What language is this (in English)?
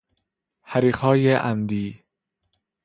Persian